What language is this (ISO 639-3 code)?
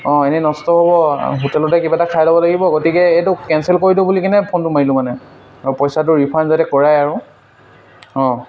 asm